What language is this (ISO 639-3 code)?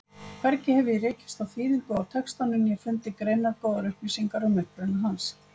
isl